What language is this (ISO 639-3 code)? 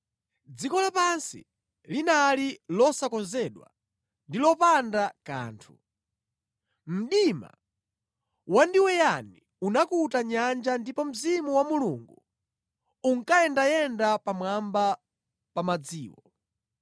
nya